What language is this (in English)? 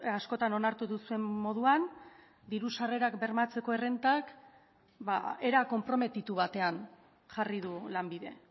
Basque